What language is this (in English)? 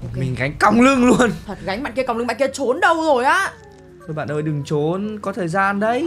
Vietnamese